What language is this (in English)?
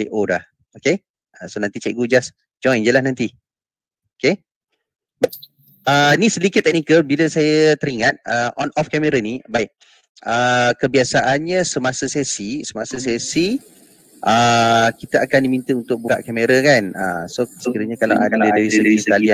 Malay